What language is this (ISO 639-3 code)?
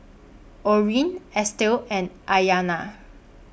eng